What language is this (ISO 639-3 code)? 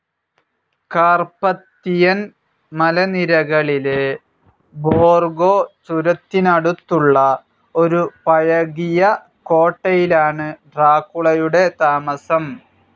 mal